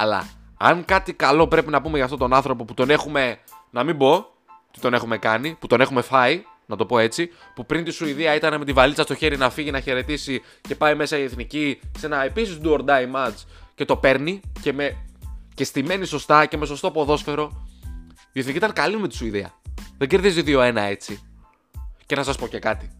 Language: Greek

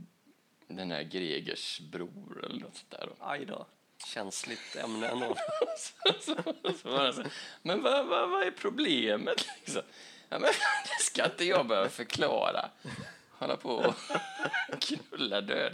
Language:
Swedish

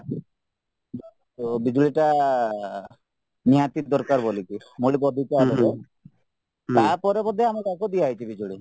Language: Odia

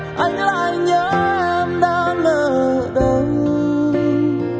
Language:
Vietnamese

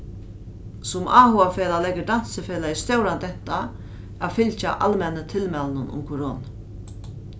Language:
Faroese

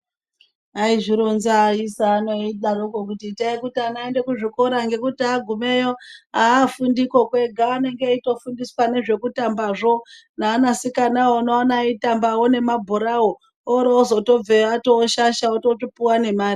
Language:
Ndau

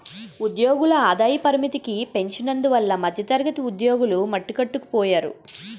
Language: Telugu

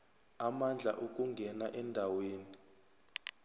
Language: South Ndebele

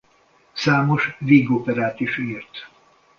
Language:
Hungarian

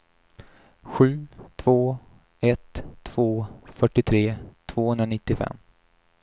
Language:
Swedish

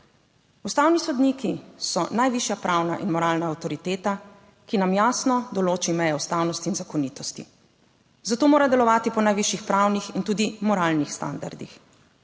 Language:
Slovenian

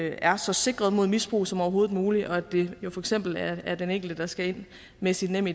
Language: Danish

